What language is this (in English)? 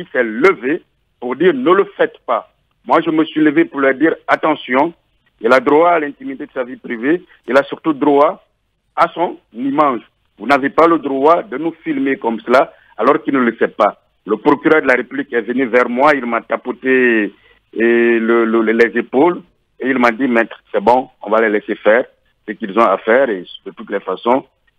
French